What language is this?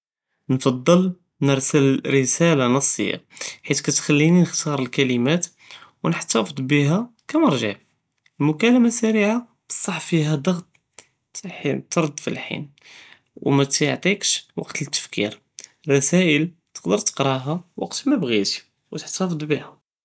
Judeo-Arabic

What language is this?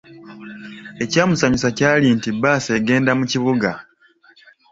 Ganda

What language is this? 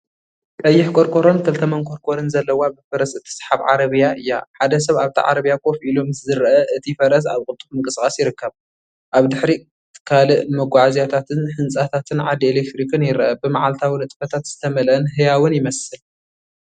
Tigrinya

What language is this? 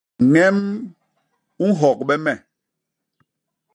Basaa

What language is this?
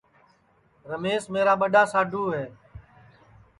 Sansi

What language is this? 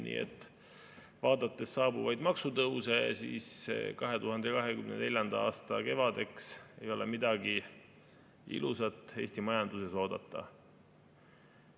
Estonian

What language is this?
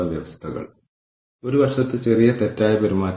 Malayalam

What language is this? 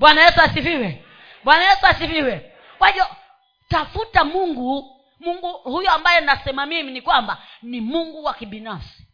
Swahili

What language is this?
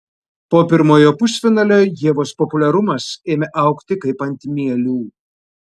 Lithuanian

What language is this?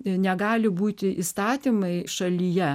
Lithuanian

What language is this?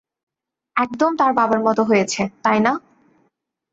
Bangla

